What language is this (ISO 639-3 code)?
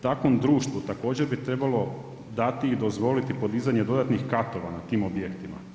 hrv